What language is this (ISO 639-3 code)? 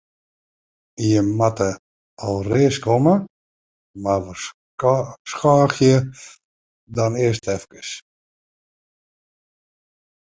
fry